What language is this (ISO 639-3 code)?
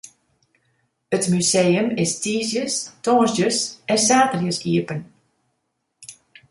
fry